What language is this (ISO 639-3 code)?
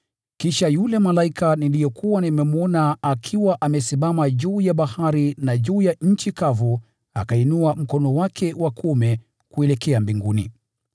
swa